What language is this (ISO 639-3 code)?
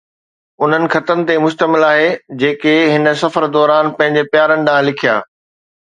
snd